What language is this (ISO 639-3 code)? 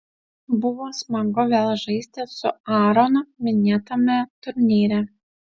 lit